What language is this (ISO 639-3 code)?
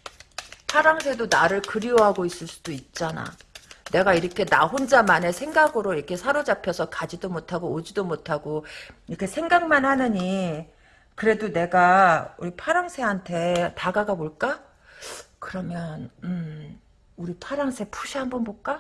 kor